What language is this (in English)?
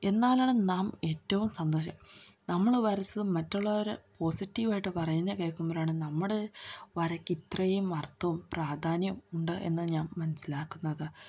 Malayalam